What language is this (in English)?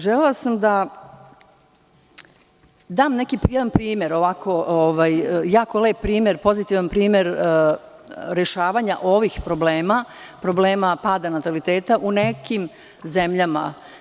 Serbian